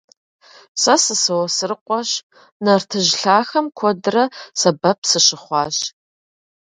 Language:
Kabardian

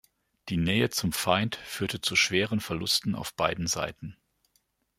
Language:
German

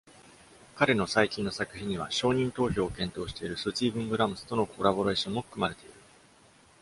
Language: Japanese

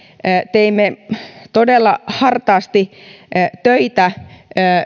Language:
Finnish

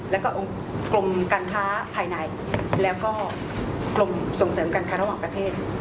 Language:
Thai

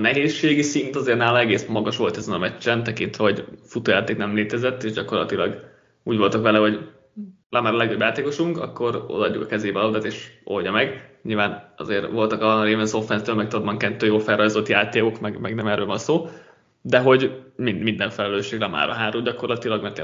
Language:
Hungarian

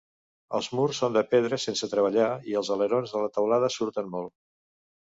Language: Catalan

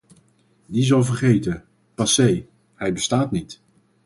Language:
Dutch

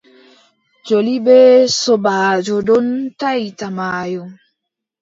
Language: Adamawa Fulfulde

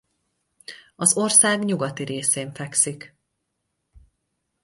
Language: Hungarian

